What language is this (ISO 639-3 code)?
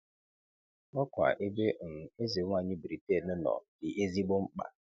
ibo